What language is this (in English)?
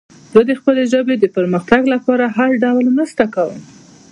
Pashto